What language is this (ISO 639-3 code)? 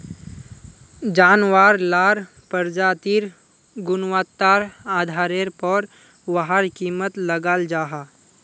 mag